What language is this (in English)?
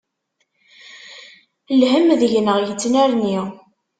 Kabyle